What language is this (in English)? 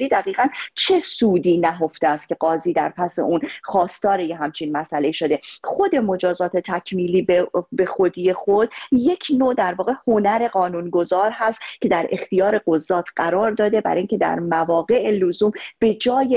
Persian